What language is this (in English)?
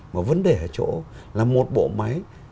Vietnamese